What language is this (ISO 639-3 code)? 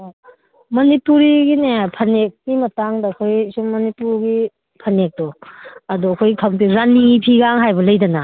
mni